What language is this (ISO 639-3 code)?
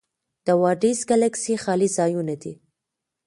pus